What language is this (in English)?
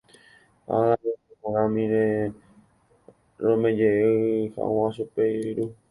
Guarani